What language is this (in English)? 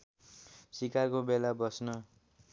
Nepali